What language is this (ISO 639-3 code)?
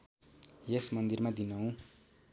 nep